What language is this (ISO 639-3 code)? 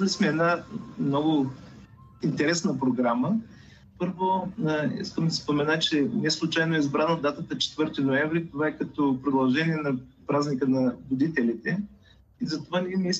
bul